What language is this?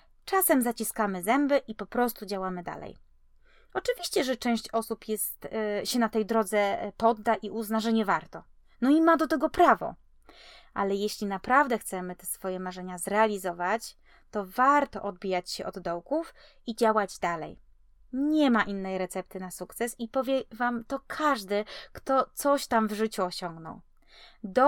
Polish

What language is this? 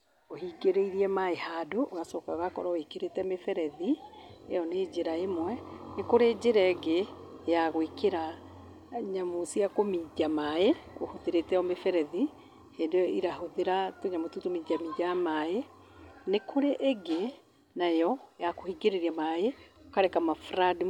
Kikuyu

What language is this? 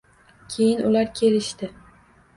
Uzbek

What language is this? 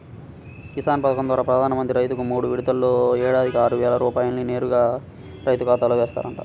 Telugu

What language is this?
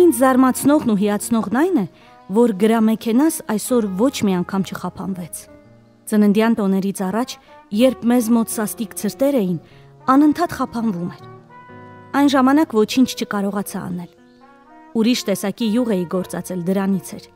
Romanian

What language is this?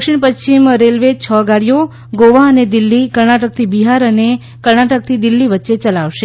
Gujarati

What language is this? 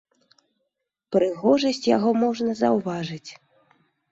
Belarusian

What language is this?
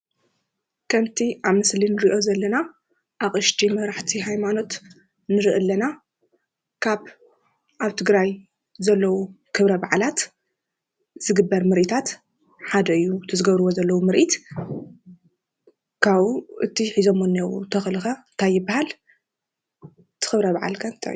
Tigrinya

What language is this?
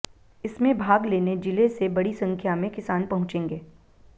Hindi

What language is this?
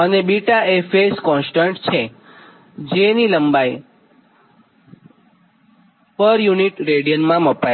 Gujarati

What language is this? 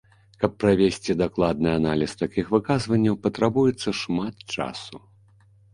Belarusian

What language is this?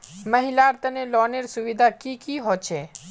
Magahi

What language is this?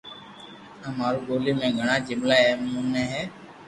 Loarki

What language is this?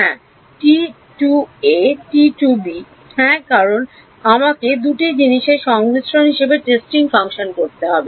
Bangla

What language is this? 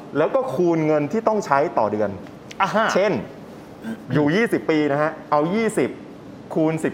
Thai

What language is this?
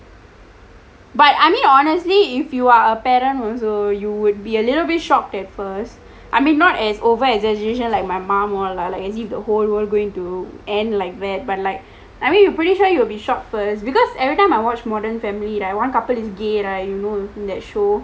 English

